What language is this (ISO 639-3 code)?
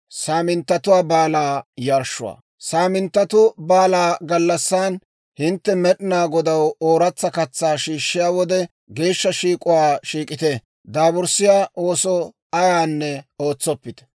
dwr